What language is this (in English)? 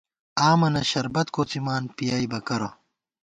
Gawar-Bati